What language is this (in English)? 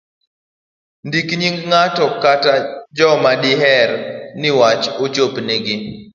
Luo (Kenya and Tanzania)